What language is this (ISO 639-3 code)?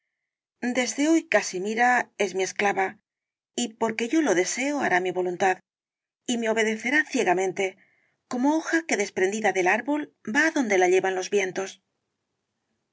spa